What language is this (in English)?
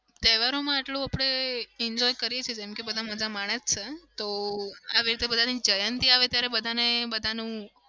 Gujarati